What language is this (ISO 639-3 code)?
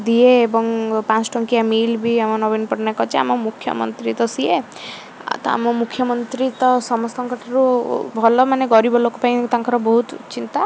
ori